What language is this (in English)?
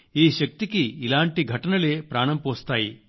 Telugu